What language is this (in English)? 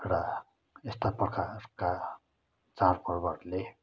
Nepali